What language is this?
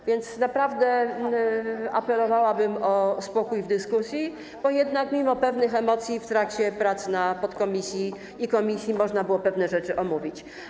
Polish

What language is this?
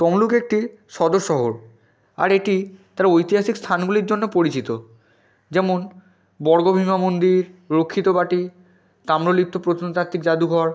Bangla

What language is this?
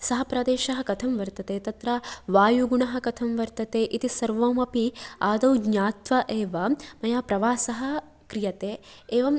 Sanskrit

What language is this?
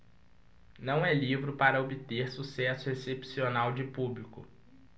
Portuguese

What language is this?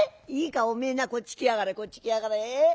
Japanese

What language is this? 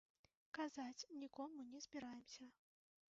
Belarusian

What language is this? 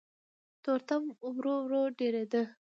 Pashto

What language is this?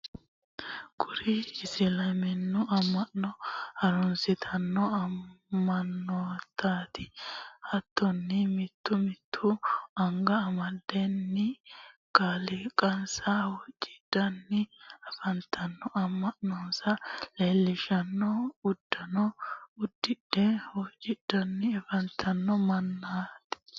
Sidamo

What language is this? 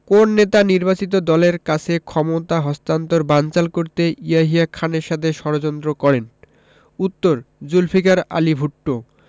Bangla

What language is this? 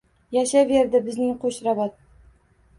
Uzbek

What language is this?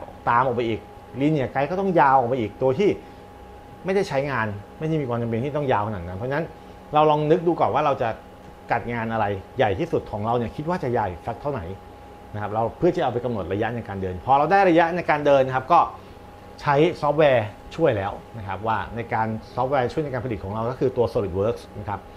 Thai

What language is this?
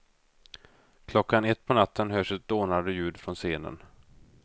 Swedish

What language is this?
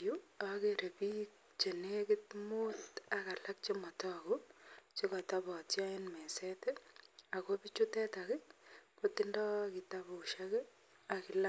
Kalenjin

